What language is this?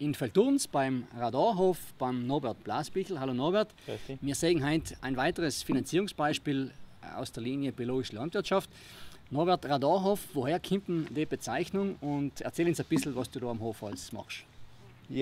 German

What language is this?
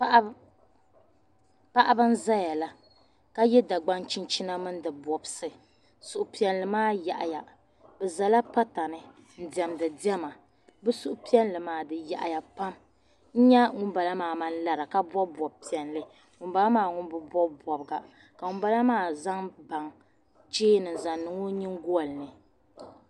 Dagbani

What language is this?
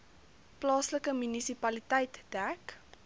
Afrikaans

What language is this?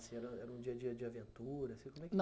Portuguese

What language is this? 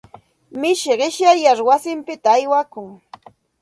Santa Ana de Tusi Pasco Quechua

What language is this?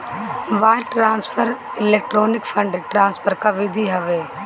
Bhojpuri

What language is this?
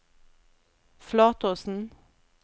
Norwegian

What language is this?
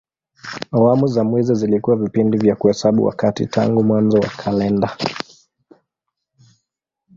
Swahili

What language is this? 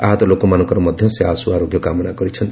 Odia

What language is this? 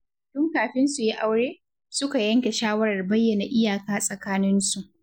Hausa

